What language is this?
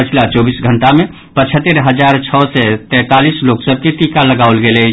Maithili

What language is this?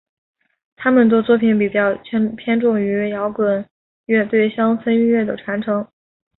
Chinese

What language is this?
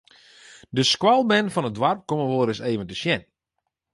Western Frisian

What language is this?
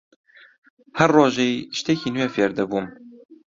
Central Kurdish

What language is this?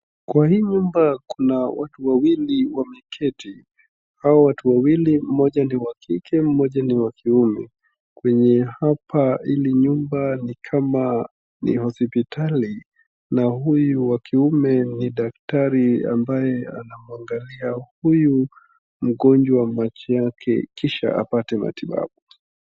Swahili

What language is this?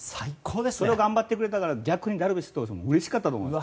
Japanese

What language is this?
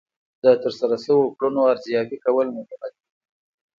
Pashto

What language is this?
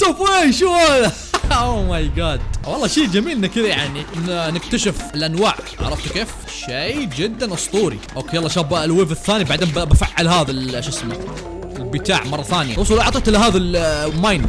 Arabic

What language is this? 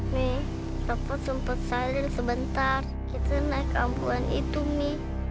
Indonesian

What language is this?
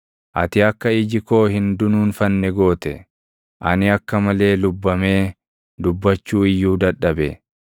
Oromo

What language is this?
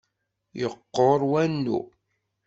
Kabyle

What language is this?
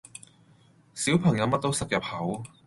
Cantonese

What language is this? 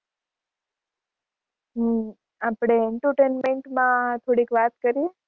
Gujarati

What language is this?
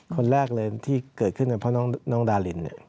Thai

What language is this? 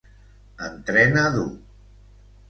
Catalan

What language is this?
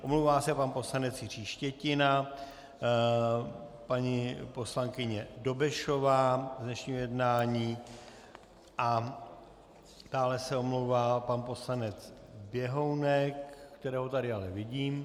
Czech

